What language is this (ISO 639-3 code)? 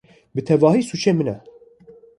kur